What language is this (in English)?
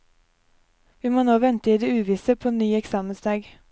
Norwegian